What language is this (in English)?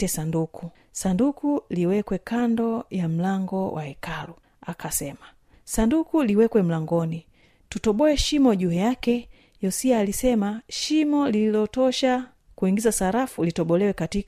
Swahili